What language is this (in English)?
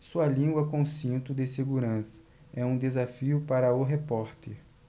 Portuguese